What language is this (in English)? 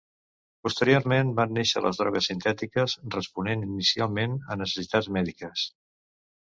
Catalan